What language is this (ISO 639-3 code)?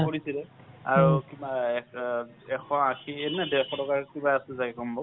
asm